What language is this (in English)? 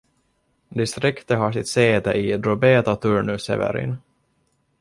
Swedish